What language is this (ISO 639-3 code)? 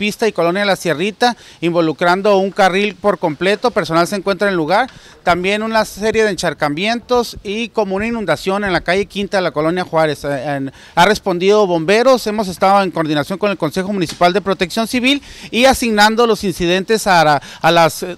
spa